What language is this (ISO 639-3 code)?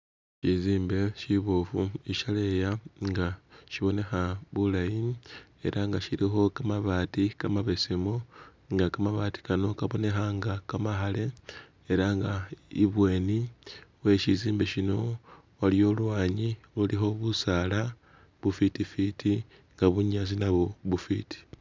myx